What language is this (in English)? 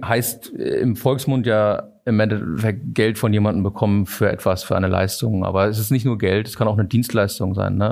German